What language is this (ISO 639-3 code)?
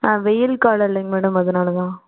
tam